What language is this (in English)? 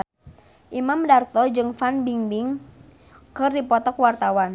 Sundanese